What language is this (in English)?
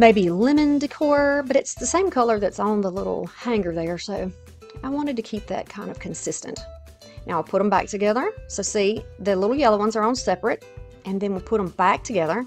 English